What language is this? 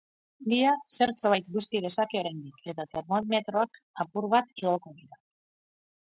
Basque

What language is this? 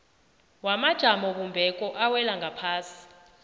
South Ndebele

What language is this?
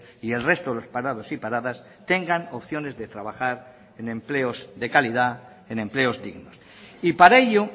Spanish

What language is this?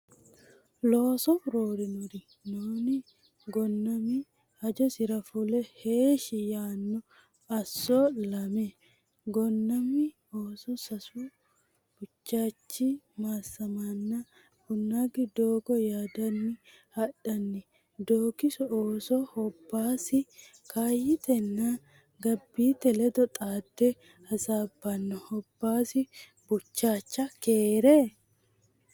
Sidamo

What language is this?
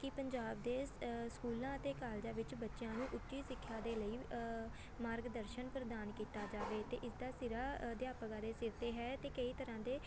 Punjabi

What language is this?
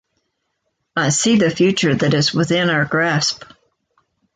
English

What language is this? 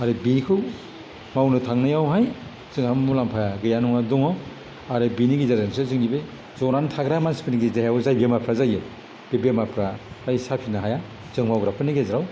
Bodo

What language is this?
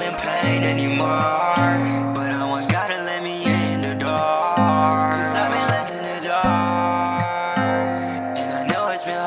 English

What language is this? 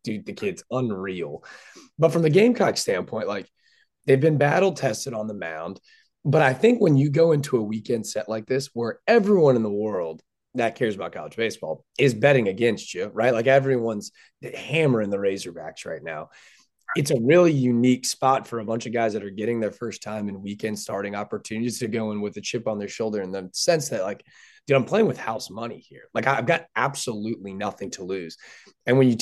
English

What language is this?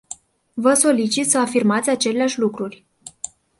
Romanian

